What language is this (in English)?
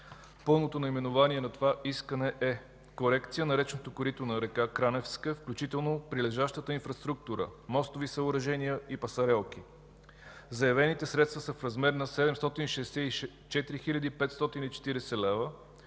Bulgarian